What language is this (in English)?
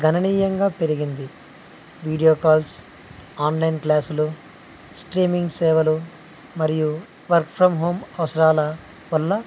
Telugu